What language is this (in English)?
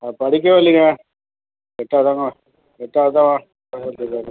Tamil